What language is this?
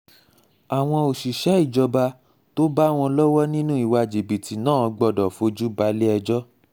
Yoruba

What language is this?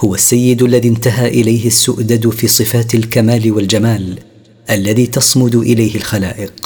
Arabic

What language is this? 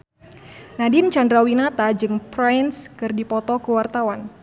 Sundanese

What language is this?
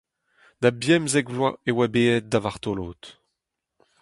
Breton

